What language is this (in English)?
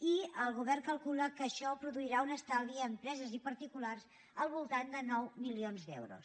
Catalan